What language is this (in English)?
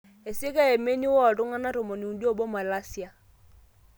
Masai